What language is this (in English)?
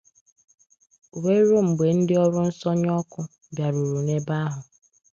Igbo